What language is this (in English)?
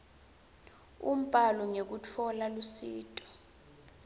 Swati